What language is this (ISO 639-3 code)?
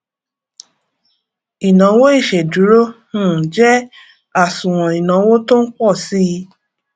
yor